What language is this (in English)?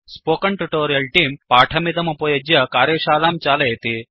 Sanskrit